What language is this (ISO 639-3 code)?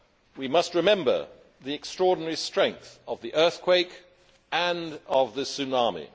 eng